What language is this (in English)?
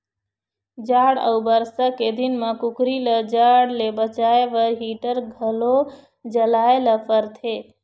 Chhattisgarhi